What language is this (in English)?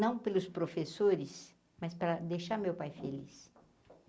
Portuguese